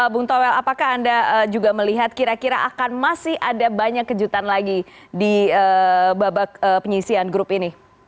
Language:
Indonesian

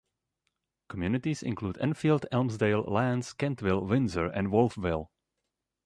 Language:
English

